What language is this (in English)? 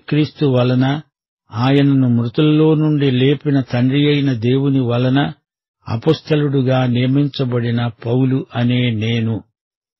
Telugu